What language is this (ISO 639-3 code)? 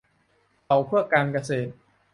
tha